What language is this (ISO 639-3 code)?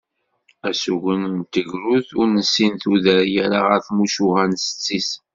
kab